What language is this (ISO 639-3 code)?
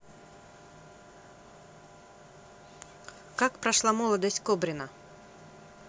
rus